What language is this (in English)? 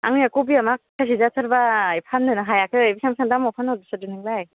Bodo